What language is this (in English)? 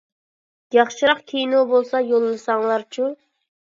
Uyghur